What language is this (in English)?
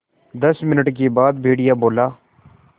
Hindi